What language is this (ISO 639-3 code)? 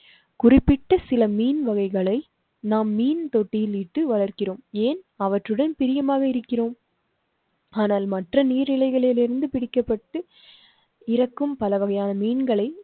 tam